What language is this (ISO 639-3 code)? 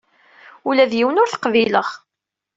kab